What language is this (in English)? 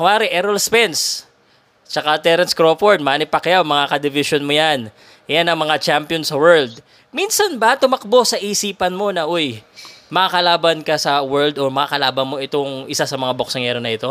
Filipino